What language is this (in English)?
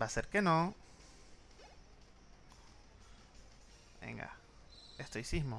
Spanish